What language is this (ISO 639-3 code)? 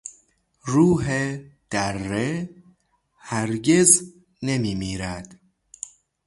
fas